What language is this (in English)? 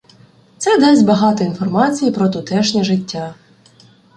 Ukrainian